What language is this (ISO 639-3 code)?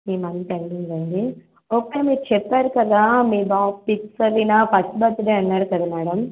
tel